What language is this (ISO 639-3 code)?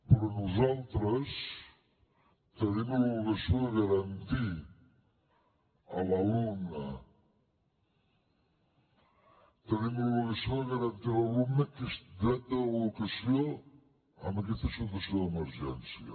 cat